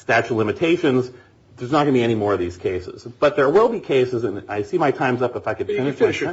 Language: English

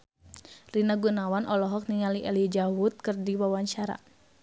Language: Sundanese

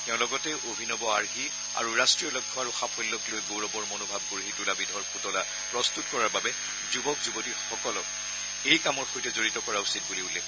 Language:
Assamese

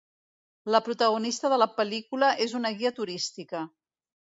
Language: Catalan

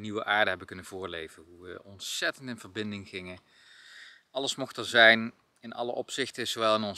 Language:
Dutch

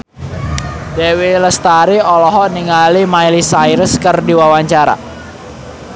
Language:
Sundanese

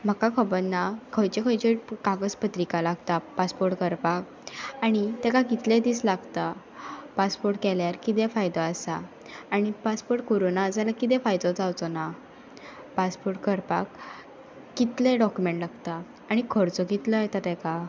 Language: Konkani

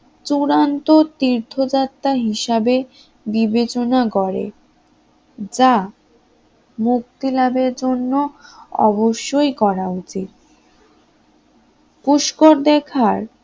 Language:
Bangla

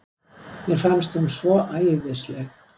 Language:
Icelandic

